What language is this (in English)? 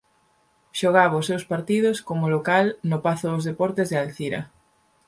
Galician